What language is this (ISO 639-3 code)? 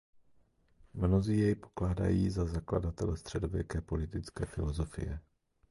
ces